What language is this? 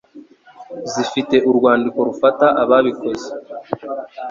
Kinyarwanda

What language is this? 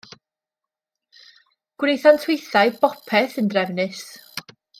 Welsh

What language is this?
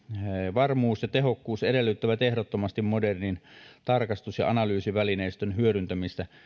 Finnish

